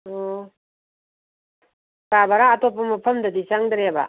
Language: Manipuri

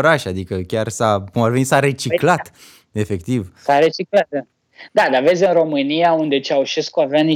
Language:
Romanian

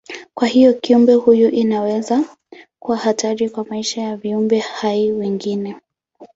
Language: Swahili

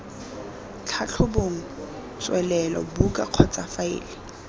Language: Tswana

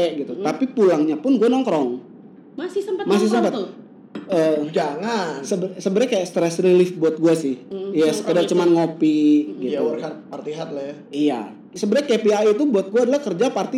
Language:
Indonesian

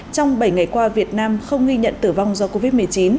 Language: Vietnamese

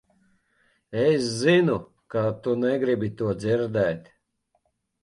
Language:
Latvian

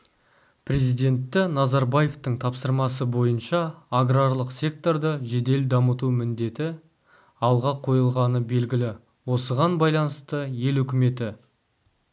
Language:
Kazakh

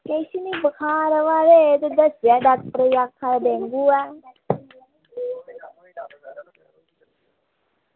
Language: Dogri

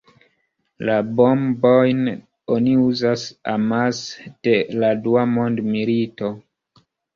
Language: Esperanto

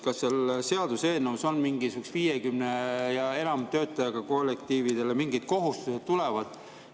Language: Estonian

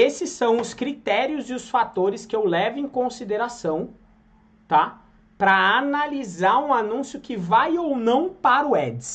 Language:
Portuguese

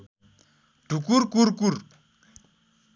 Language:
Nepali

